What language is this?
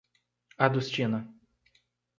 Portuguese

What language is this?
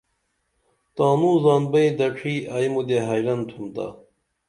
Dameli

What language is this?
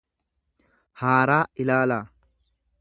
Oromo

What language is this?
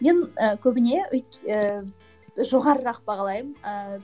Kazakh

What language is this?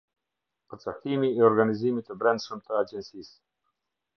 Albanian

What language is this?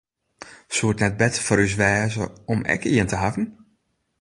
Western Frisian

